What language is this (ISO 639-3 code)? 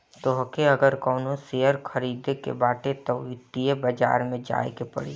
bho